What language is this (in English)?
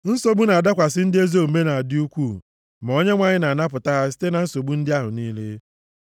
Igbo